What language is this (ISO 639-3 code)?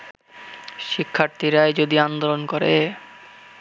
ben